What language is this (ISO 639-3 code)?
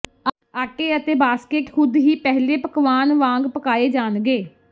pan